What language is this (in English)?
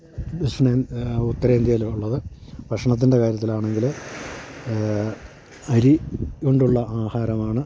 Malayalam